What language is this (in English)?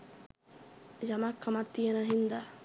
Sinhala